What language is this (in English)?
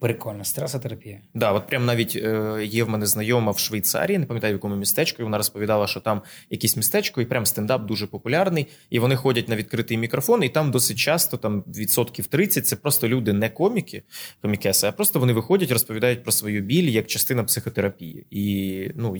Ukrainian